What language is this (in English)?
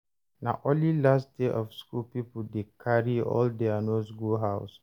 Nigerian Pidgin